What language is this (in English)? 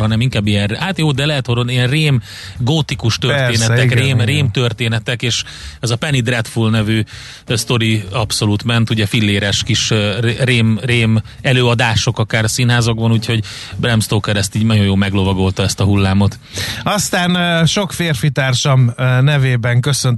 Hungarian